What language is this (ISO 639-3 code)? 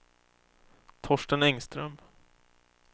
swe